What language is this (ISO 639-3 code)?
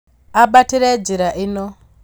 kik